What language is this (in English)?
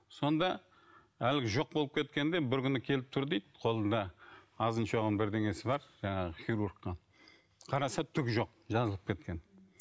Kazakh